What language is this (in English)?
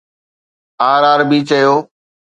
Sindhi